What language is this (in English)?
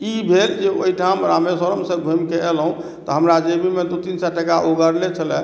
Maithili